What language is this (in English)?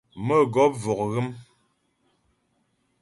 Ghomala